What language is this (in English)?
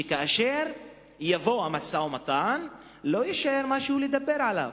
Hebrew